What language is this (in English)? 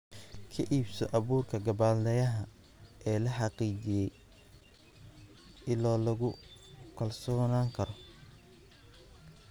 Somali